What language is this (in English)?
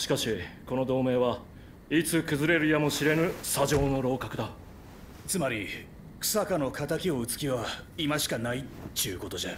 Japanese